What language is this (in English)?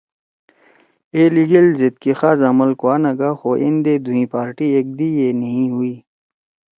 Torwali